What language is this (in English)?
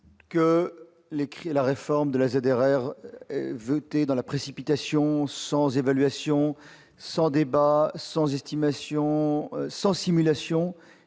French